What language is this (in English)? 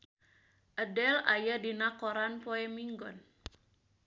Sundanese